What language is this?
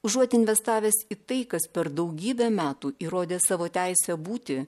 Lithuanian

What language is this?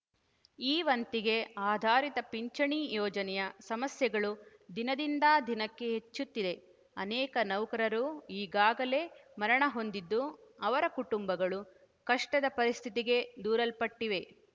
Kannada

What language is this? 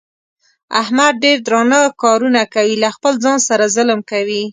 Pashto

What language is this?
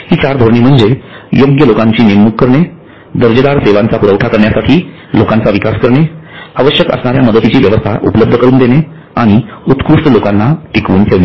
Marathi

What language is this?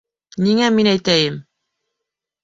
Bashkir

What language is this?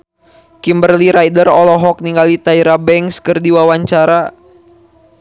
Sundanese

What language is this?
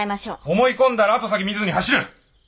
Japanese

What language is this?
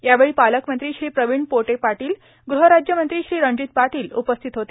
Marathi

